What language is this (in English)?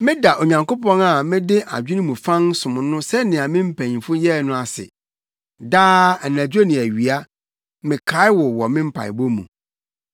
Akan